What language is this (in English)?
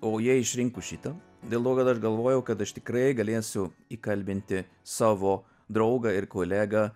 Lithuanian